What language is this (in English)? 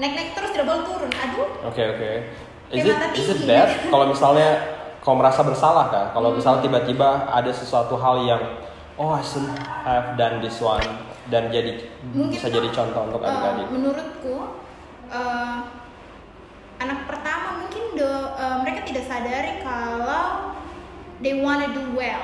Indonesian